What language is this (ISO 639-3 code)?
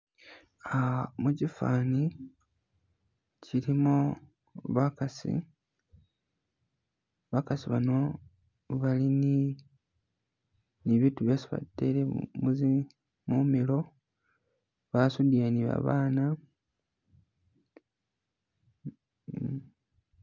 myx